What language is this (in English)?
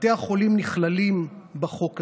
Hebrew